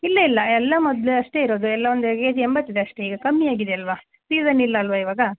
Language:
Kannada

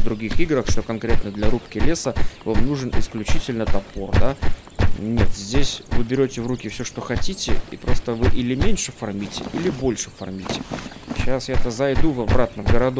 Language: Russian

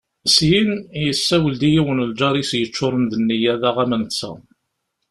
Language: Kabyle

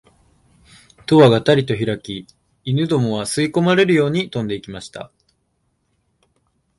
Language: Japanese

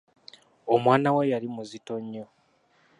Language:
Ganda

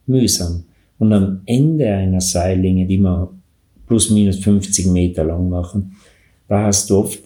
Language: German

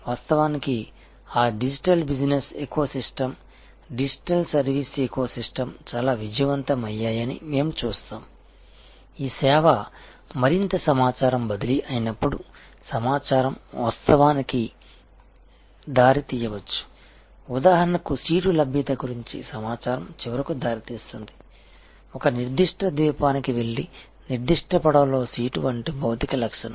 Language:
Telugu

